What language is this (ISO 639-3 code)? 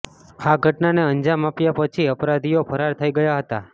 guj